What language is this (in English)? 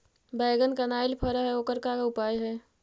Magahi